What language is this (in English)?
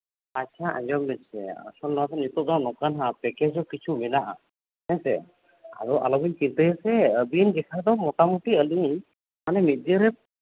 Santali